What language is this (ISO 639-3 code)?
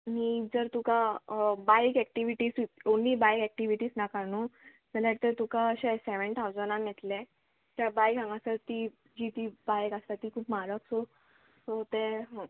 kok